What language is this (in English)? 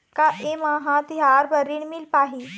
Chhattisgarhi